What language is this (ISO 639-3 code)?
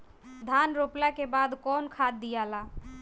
bho